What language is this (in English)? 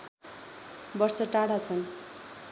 Nepali